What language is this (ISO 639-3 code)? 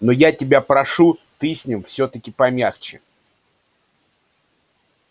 rus